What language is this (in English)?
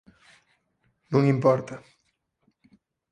Galician